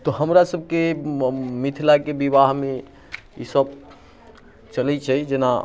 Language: Maithili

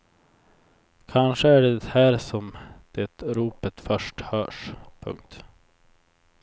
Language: Swedish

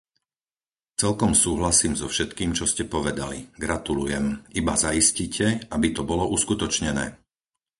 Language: Slovak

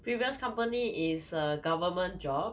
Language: English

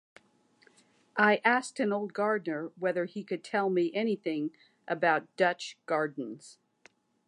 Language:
English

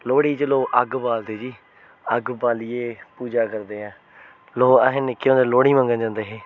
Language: Dogri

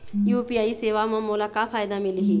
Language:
Chhattisgarhi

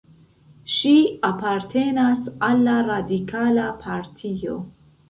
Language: Esperanto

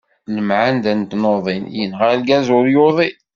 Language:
Kabyle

